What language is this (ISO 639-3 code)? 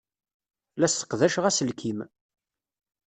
kab